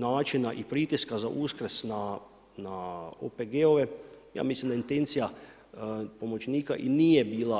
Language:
Croatian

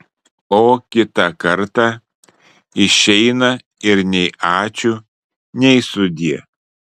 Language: Lithuanian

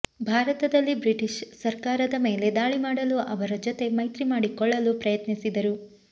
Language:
Kannada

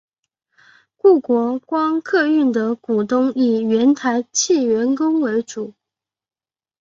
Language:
Chinese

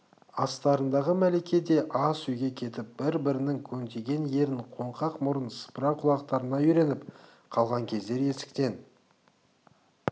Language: Kazakh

